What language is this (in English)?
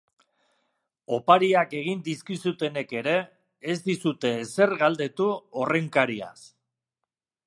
Basque